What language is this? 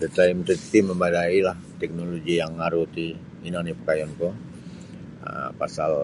Sabah Bisaya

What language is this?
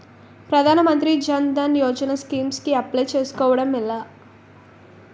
Telugu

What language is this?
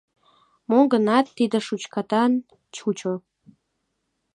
Mari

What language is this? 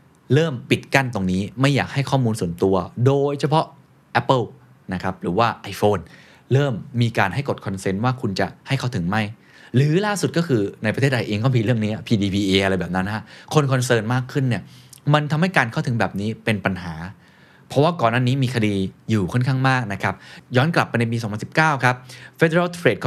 Thai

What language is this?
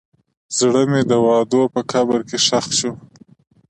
Pashto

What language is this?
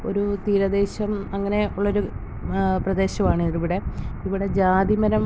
Malayalam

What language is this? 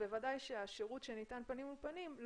Hebrew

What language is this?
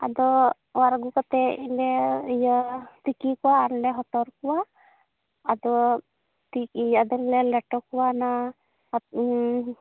Santali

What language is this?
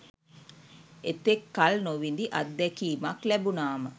Sinhala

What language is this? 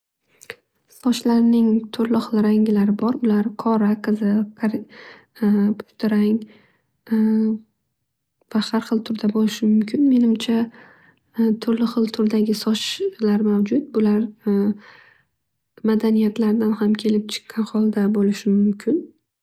Uzbek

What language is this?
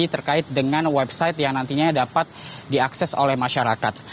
Indonesian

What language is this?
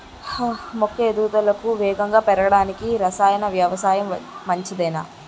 Telugu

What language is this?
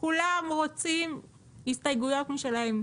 Hebrew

